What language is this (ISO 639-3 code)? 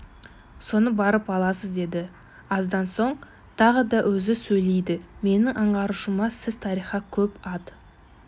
kaz